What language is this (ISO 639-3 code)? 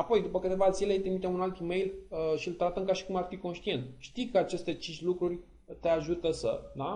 ron